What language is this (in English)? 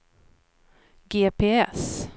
Swedish